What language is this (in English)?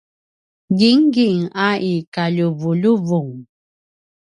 Paiwan